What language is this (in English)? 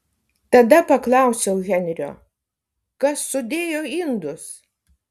Lithuanian